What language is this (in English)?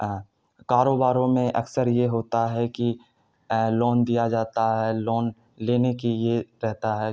Urdu